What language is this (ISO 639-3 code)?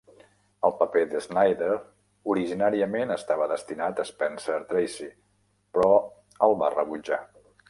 cat